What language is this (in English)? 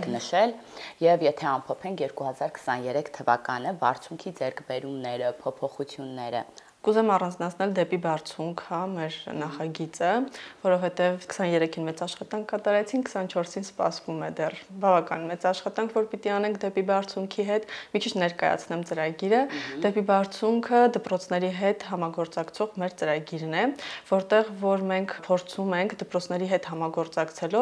Romanian